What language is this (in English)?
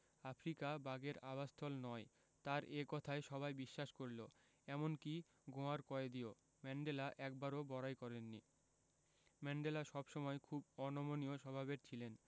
Bangla